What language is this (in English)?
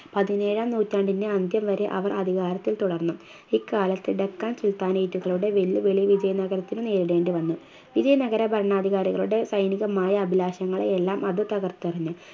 Malayalam